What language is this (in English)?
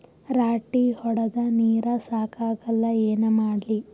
Kannada